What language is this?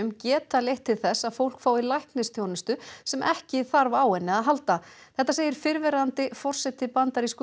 Icelandic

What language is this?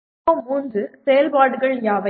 Tamil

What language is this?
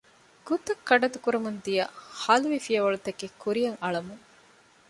Divehi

